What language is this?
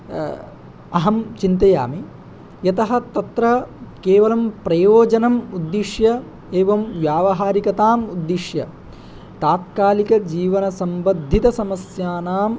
Sanskrit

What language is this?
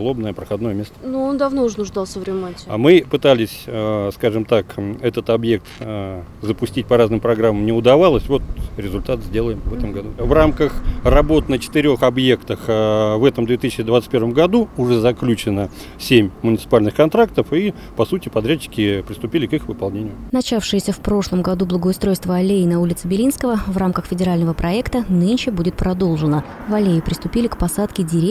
Russian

